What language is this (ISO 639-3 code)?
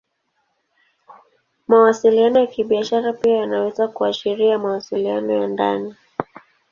swa